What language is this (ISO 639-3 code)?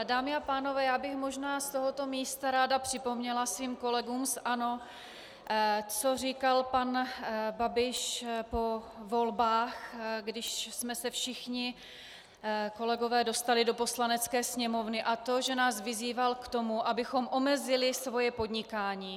ces